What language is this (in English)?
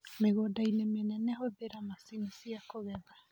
Kikuyu